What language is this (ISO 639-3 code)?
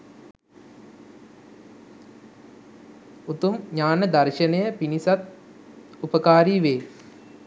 sin